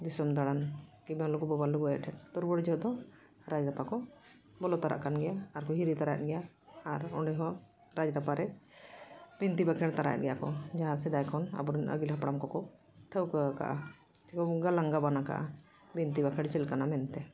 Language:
Santali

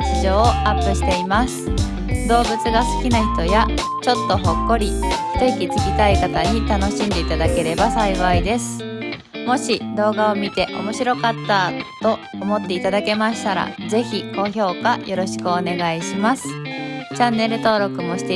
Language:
Japanese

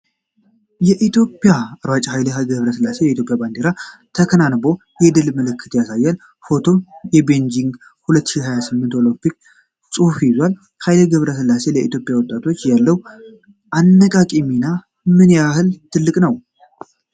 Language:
Amharic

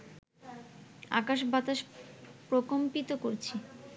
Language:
Bangla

